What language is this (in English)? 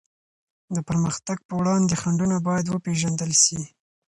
Pashto